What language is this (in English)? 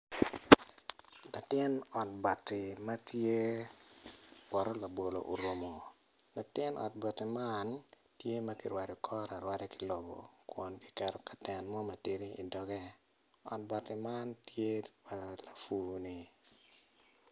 Acoli